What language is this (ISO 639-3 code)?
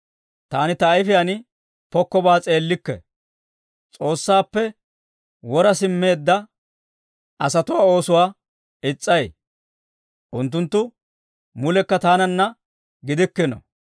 dwr